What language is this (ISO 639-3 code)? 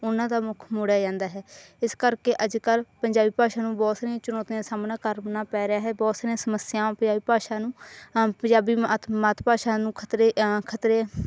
pan